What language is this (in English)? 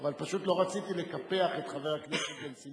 Hebrew